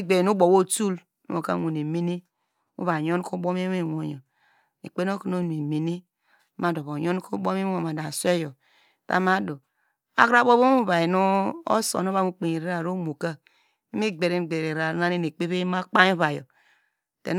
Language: Degema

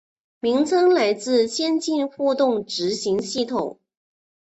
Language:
Chinese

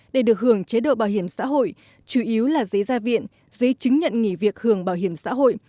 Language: Vietnamese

